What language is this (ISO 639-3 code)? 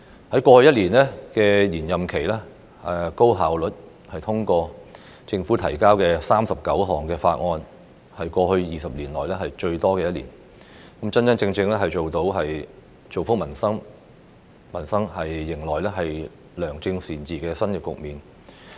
yue